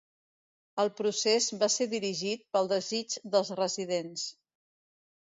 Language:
Catalan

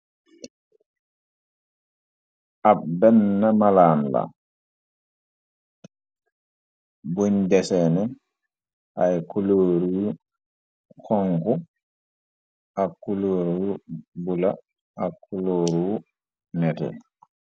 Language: Wolof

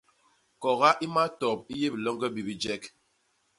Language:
Basaa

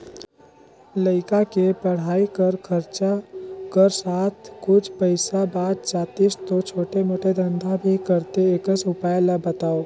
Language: Chhattisgarhi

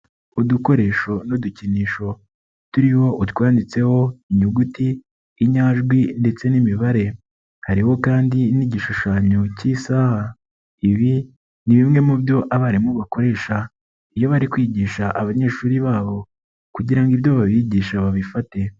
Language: Kinyarwanda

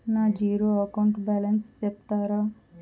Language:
Telugu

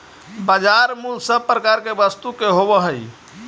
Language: Magahi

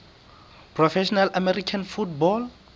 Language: Southern Sotho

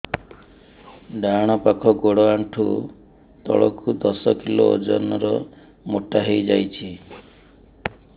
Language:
Odia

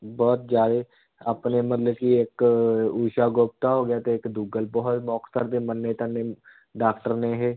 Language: Punjabi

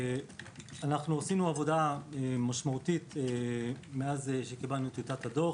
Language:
Hebrew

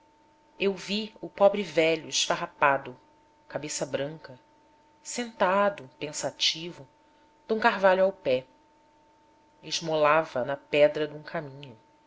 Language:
Portuguese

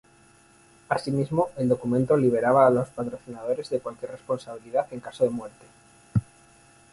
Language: Spanish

